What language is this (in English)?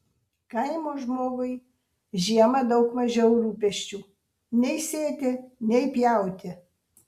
Lithuanian